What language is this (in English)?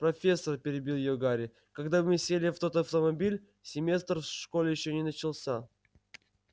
Russian